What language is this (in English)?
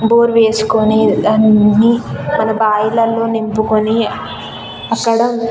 Telugu